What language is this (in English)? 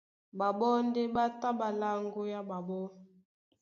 Duala